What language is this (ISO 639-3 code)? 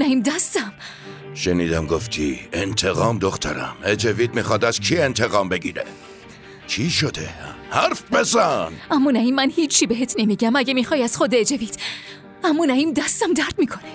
fas